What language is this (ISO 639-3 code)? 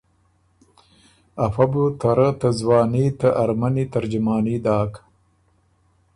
oru